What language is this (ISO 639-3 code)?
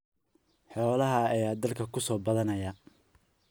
som